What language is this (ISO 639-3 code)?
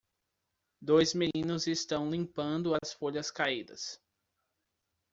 por